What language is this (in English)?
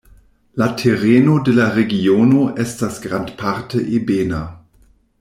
Esperanto